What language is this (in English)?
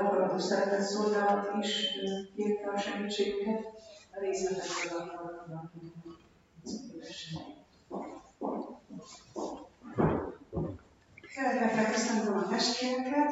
Hungarian